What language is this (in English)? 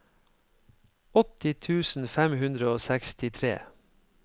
Norwegian